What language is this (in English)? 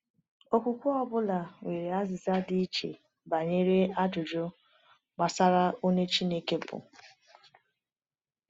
Igbo